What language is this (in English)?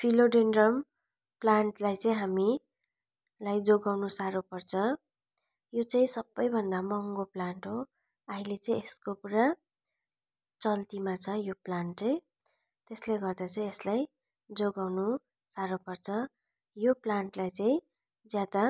Nepali